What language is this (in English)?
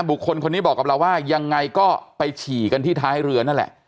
Thai